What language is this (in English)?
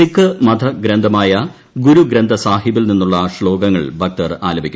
Malayalam